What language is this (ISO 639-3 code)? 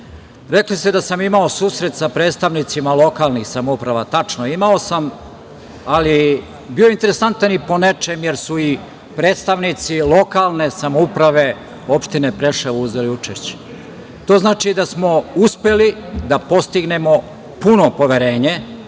srp